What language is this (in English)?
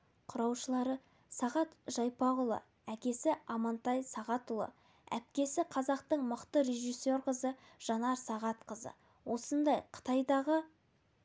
Kazakh